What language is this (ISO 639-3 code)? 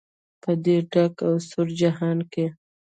pus